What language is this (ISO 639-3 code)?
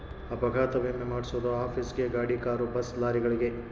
kan